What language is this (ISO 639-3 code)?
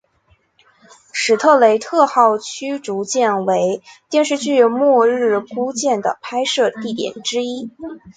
zho